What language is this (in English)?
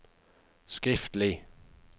Norwegian